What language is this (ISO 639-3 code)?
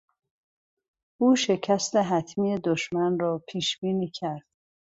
fas